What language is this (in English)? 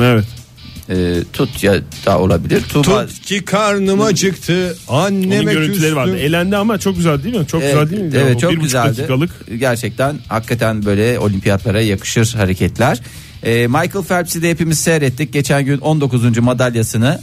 Turkish